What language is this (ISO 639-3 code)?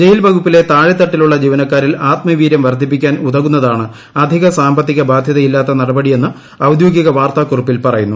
mal